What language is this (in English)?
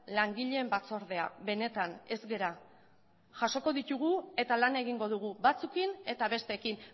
Basque